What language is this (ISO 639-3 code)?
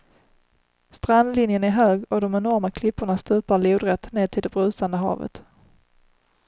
swe